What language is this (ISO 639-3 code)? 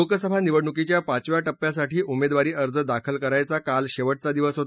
mar